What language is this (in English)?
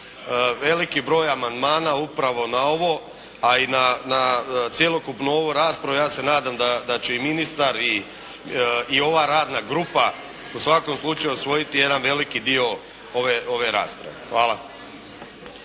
Croatian